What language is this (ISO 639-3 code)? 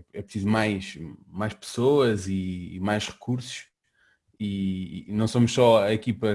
por